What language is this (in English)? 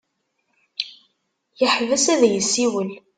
Kabyle